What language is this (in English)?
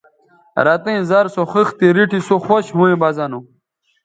Bateri